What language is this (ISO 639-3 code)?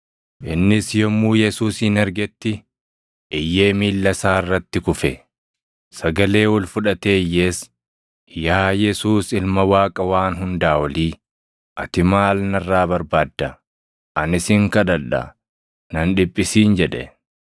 orm